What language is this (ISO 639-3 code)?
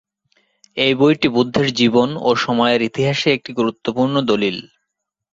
ben